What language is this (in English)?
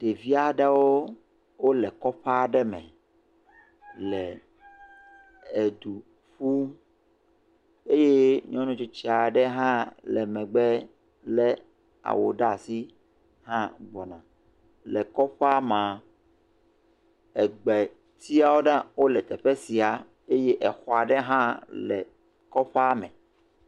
Ewe